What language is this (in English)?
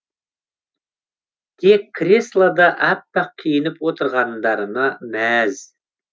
Kazakh